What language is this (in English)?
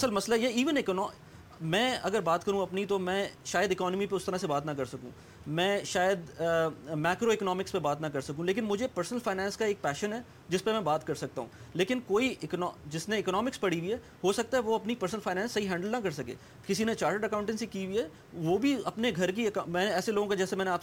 Urdu